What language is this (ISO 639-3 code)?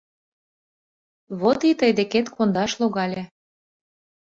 chm